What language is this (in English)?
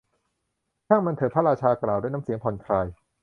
Thai